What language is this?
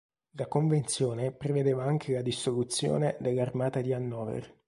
Italian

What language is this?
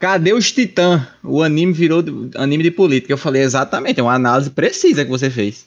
Portuguese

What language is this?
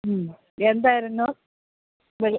Malayalam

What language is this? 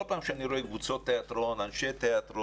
Hebrew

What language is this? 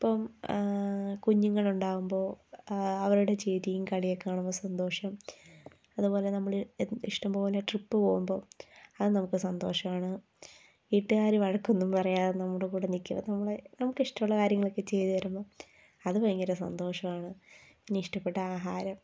Malayalam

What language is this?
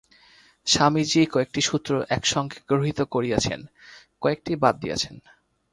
Bangla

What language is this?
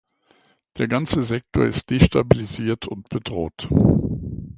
German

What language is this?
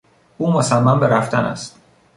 Persian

